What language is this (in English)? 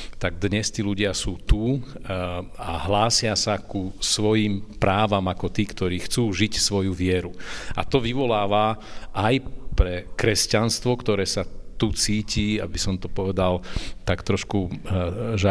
Slovak